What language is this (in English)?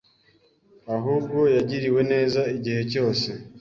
Kinyarwanda